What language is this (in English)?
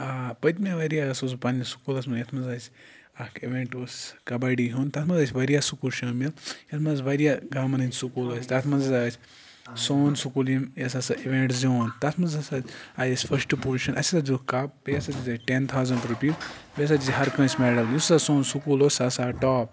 Kashmiri